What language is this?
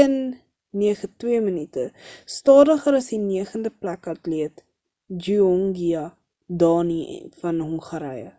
Afrikaans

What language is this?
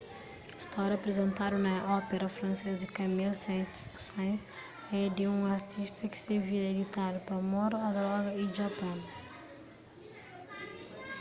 Kabuverdianu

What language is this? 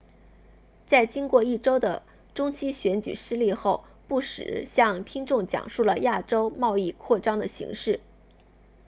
Chinese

